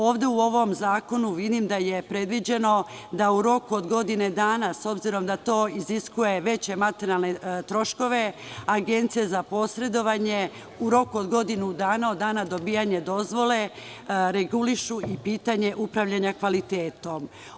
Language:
Serbian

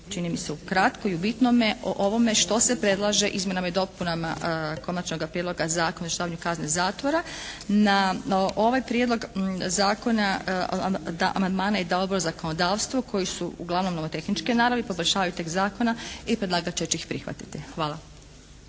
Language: Croatian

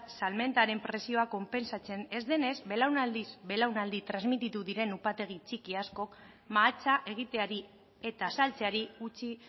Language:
Basque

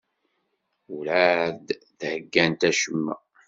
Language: Kabyle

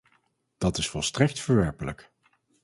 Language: Dutch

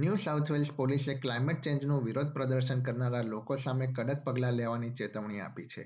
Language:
Gujarati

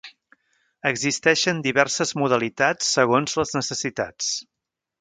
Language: Catalan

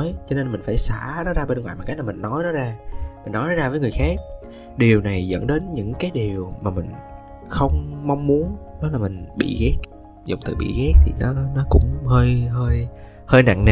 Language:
Vietnamese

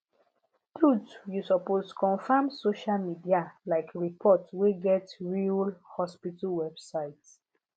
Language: Nigerian Pidgin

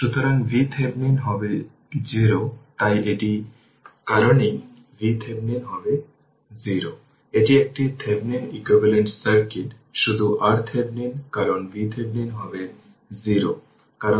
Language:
Bangla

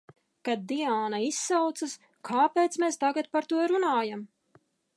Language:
Latvian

